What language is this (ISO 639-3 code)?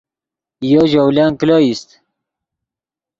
ydg